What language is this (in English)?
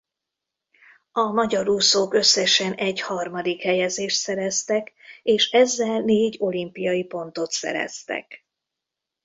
Hungarian